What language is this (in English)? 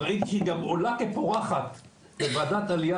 Hebrew